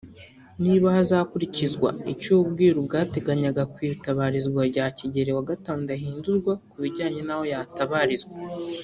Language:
Kinyarwanda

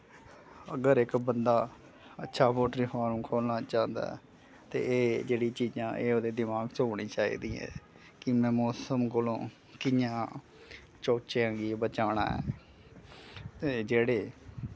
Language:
Dogri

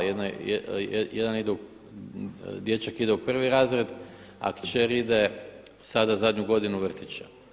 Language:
Croatian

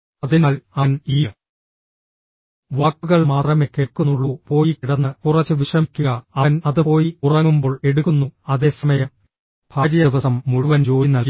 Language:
Malayalam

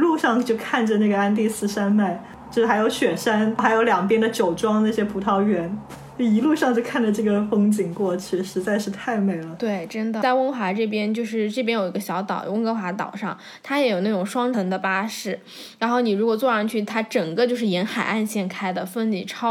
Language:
Chinese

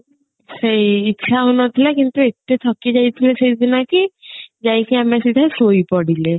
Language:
Odia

